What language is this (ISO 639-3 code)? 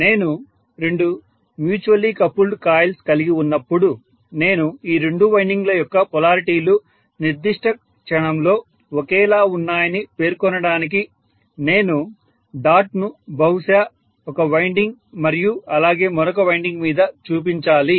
tel